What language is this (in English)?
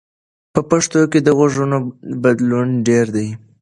Pashto